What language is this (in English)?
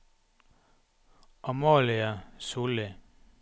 Norwegian